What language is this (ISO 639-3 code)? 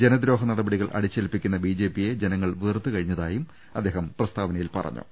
mal